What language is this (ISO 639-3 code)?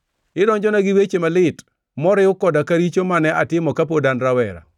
luo